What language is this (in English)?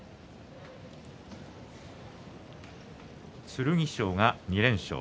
Japanese